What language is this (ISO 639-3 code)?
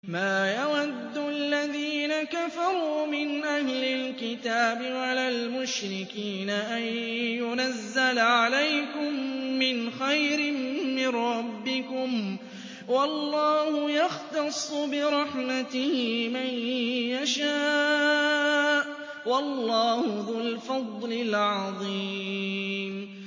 ara